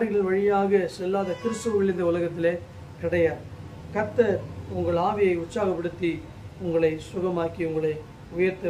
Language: Thai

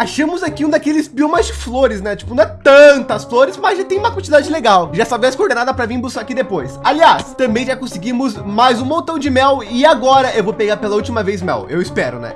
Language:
Portuguese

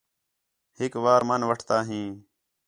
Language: Khetrani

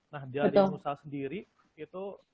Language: Indonesian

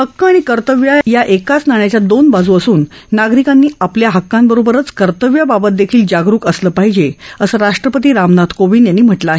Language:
Marathi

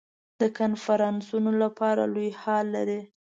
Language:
Pashto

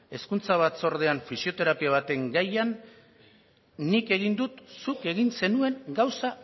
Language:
Basque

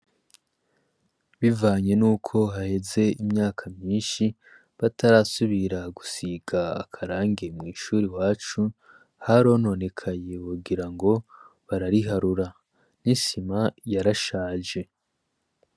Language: Rundi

